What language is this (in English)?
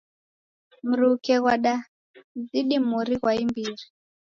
Taita